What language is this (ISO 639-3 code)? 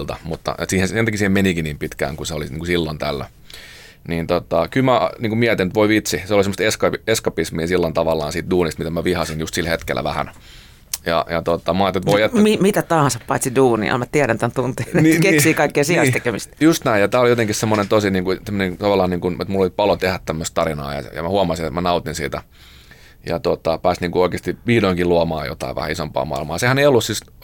fin